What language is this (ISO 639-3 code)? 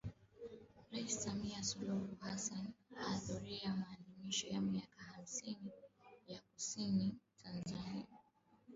swa